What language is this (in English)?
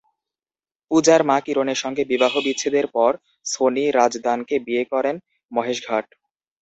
Bangla